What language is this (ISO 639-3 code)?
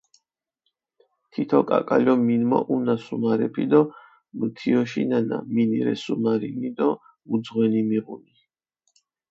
xmf